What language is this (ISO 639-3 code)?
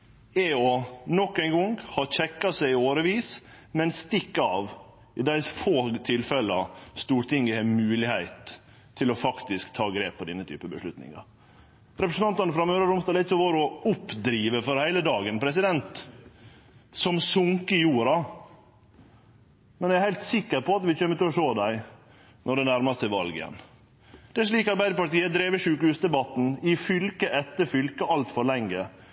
nno